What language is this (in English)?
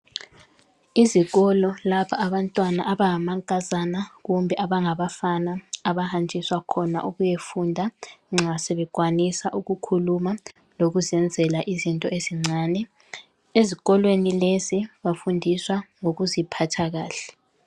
North Ndebele